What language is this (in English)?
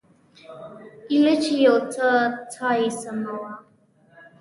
Pashto